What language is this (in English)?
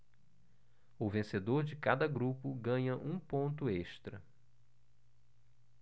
Portuguese